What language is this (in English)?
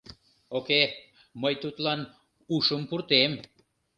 Mari